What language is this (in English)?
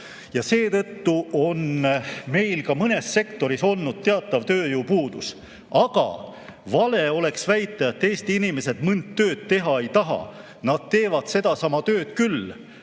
Estonian